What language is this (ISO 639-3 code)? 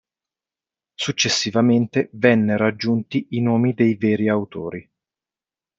ita